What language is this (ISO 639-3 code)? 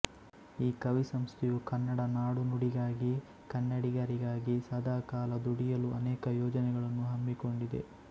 kan